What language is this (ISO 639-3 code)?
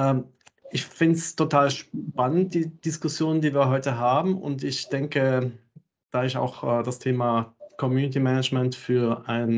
deu